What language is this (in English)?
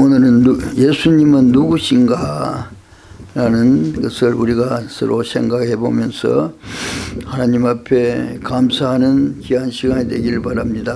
Korean